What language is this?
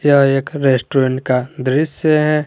Hindi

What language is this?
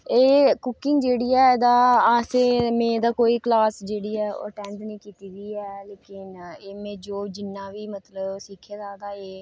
Dogri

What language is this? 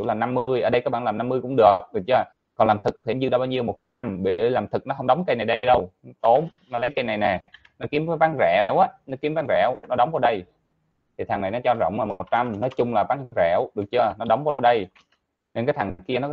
Vietnamese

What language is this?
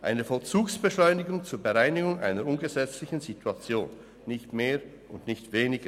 Swiss German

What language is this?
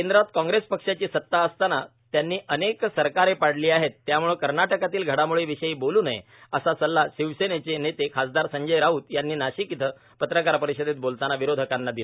Marathi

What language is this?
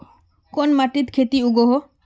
Magahi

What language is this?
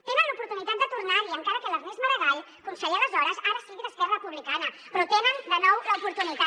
Catalan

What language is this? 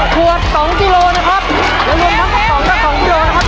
Thai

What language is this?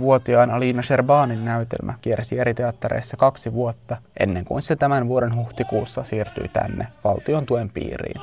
Finnish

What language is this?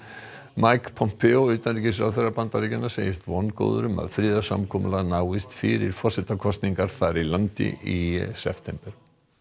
Icelandic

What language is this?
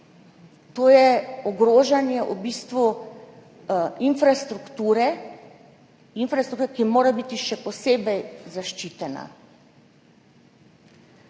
Slovenian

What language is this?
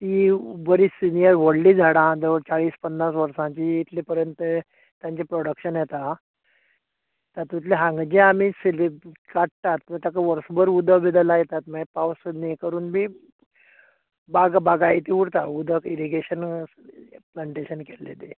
Konkani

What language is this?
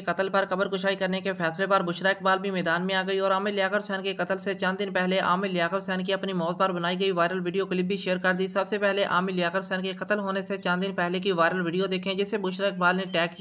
Hindi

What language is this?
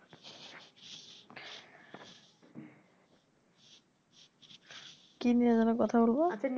Bangla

